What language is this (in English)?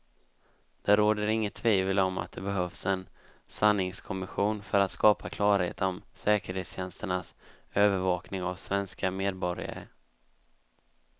Swedish